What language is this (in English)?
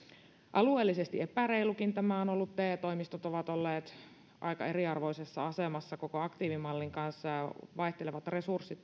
Finnish